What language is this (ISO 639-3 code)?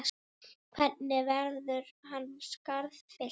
isl